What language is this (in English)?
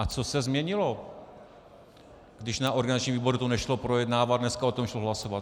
Czech